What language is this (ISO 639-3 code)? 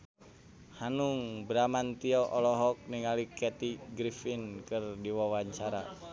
sun